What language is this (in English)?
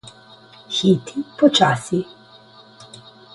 Slovenian